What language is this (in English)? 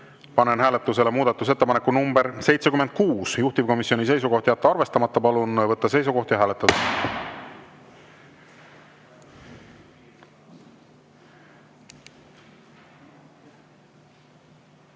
Estonian